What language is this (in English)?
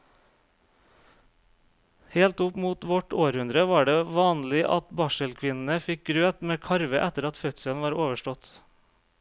Norwegian